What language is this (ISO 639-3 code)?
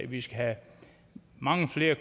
dan